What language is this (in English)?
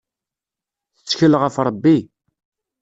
Kabyle